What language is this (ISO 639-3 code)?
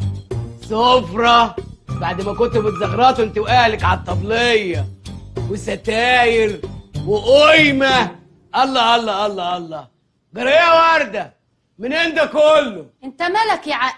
ara